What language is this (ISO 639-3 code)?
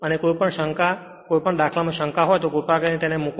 guj